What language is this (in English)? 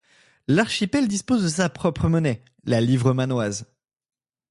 French